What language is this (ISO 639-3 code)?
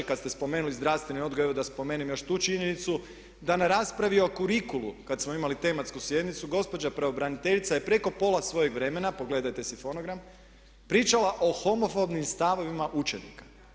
hrv